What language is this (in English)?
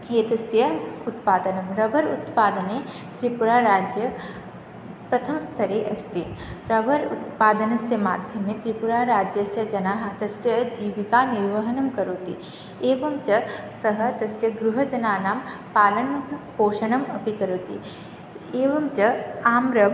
Sanskrit